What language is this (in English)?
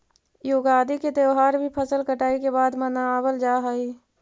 Magahi